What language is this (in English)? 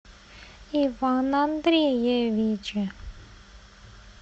Russian